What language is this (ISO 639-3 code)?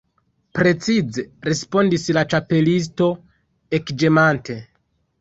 epo